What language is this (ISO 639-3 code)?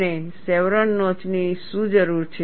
guj